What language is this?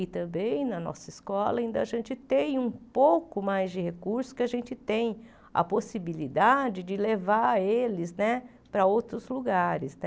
Portuguese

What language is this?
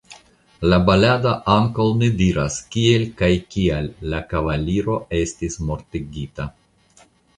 Esperanto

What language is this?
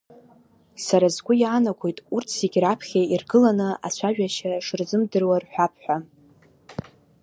Abkhazian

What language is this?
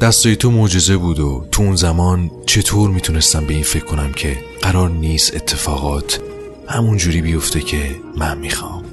Persian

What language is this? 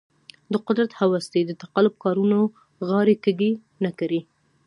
Pashto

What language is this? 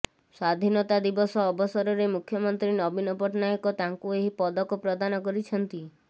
Odia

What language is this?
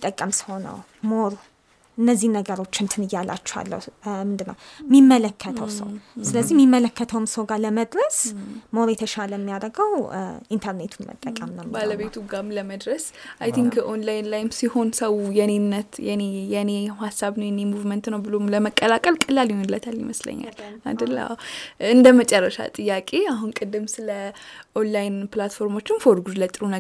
Amharic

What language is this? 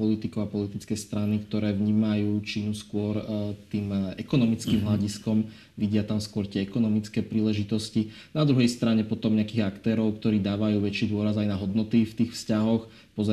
Slovak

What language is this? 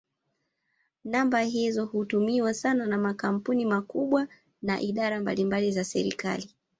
Swahili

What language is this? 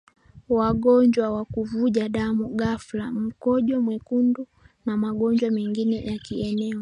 Swahili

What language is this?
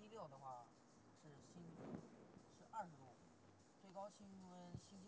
Chinese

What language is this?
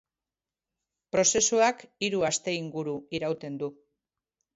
Basque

